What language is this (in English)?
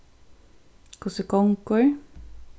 Faroese